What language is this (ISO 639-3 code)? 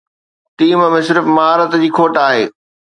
snd